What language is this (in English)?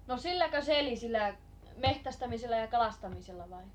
Finnish